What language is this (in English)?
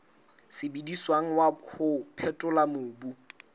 Southern Sotho